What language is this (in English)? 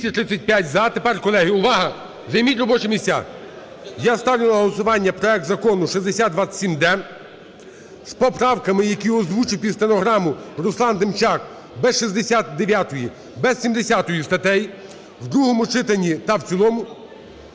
Ukrainian